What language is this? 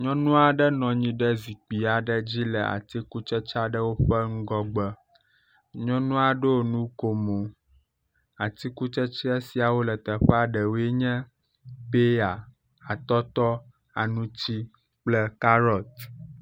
Ewe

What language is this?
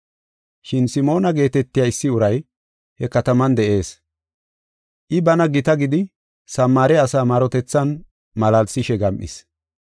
Gofa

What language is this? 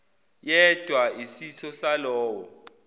Zulu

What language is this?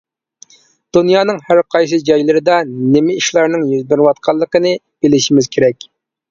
Uyghur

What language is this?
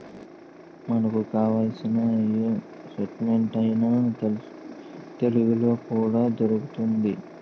Telugu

